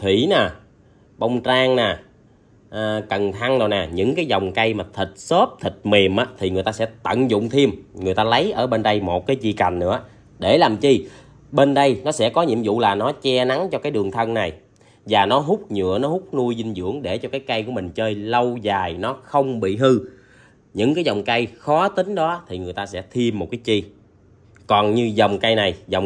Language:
Vietnamese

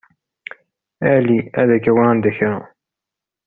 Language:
Kabyle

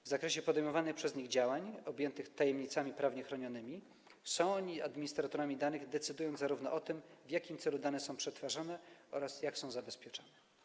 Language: Polish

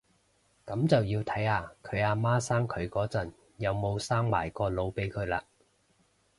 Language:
Cantonese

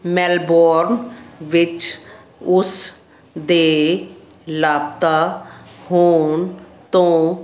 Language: Punjabi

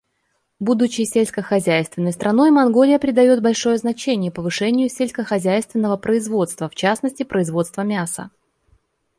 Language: Russian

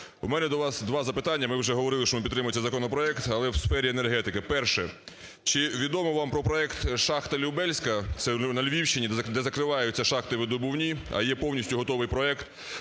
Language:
Ukrainian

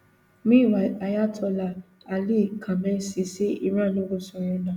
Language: Nigerian Pidgin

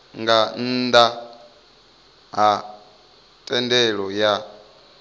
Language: Venda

